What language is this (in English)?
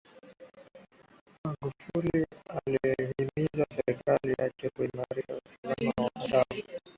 Swahili